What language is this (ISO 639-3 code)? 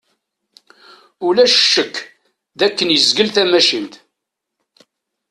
kab